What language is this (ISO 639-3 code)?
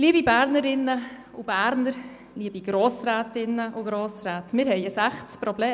gsw